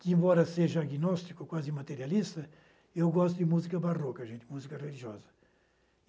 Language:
Portuguese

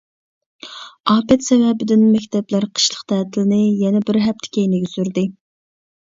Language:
Uyghur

